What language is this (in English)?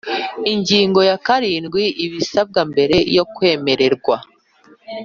Kinyarwanda